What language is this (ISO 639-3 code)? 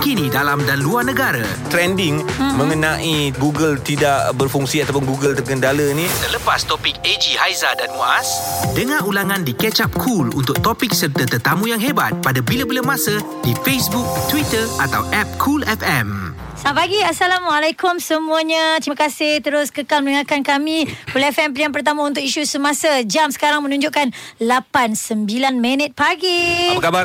msa